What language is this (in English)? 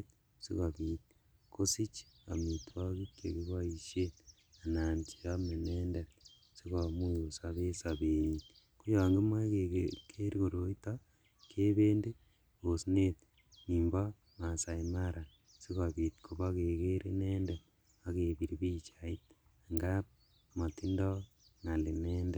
Kalenjin